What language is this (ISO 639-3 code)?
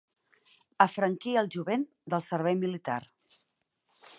cat